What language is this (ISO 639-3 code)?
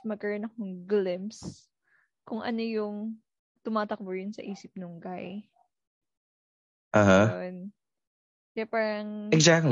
fil